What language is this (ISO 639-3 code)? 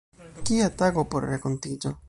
epo